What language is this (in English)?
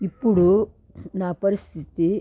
Telugu